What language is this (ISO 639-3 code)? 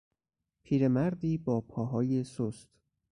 fas